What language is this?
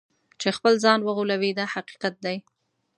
Pashto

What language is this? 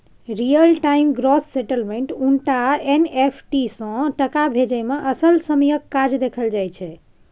Maithili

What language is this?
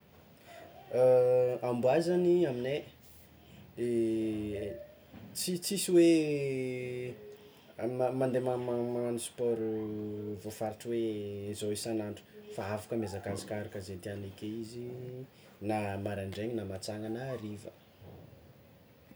Tsimihety Malagasy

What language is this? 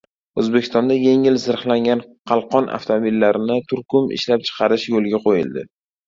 Uzbek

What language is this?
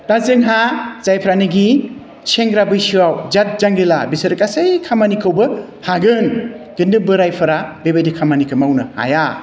Bodo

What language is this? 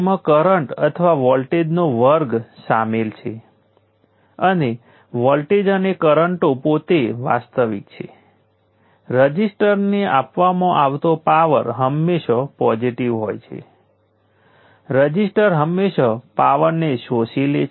Gujarati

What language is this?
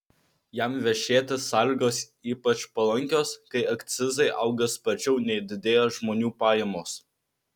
Lithuanian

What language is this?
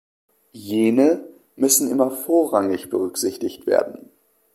German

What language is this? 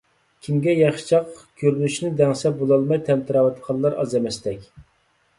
Uyghur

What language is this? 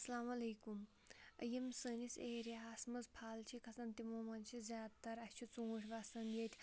Kashmiri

